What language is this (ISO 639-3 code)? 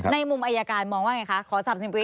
tha